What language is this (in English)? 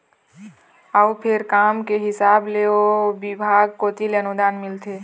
Chhattisgarhi